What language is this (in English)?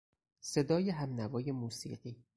Persian